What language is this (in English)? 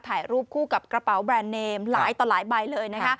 Thai